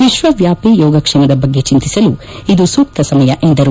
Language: Kannada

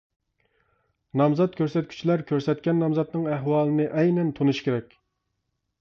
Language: Uyghur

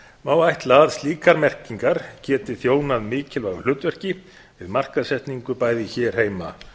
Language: Icelandic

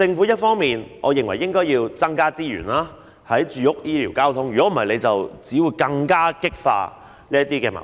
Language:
Cantonese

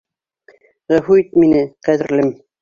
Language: Bashkir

